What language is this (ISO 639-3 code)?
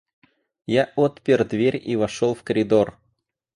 rus